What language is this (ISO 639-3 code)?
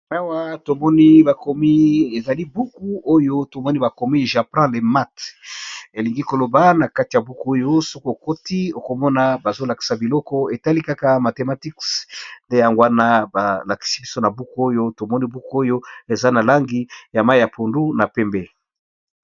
lin